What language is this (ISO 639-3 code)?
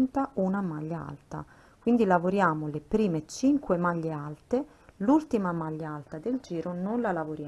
ita